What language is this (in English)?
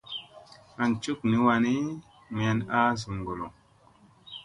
Musey